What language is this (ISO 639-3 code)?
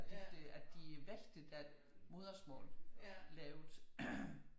dan